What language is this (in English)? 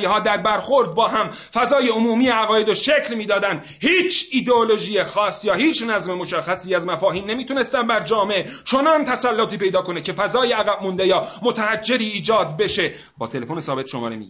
Persian